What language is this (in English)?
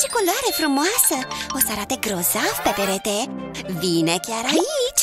Romanian